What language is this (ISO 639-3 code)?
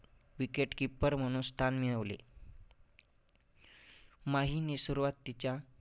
mar